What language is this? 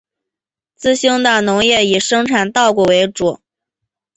Chinese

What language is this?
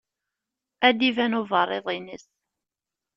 Kabyle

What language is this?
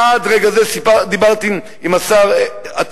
Hebrew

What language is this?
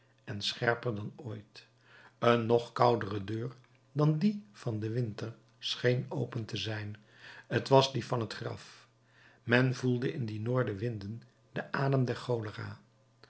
Dutch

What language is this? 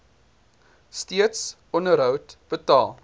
Afrikaans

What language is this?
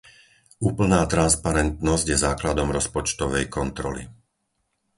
Slovak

